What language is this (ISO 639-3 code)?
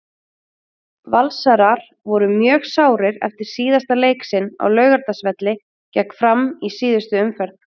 isl